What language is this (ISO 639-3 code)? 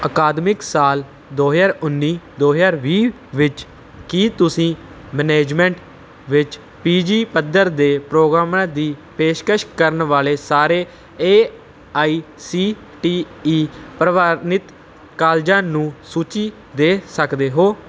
pan